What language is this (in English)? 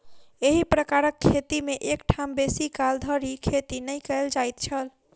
Maithili